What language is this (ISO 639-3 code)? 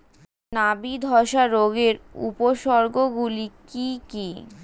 ben